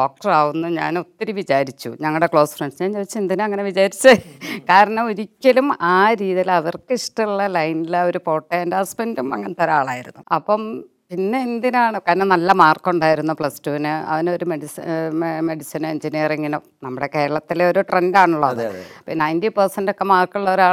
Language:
Malayalam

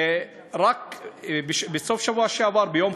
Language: Hebrew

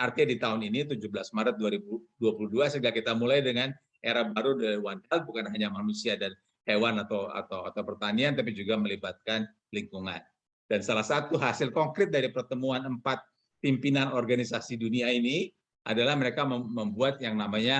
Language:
Indonesian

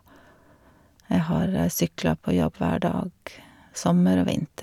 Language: Norwegian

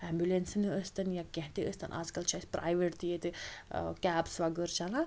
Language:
Kashmiri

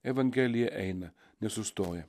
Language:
Lithuanian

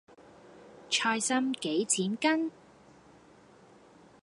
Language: Cantonese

